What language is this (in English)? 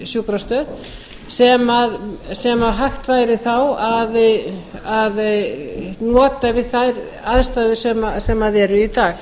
Icelandic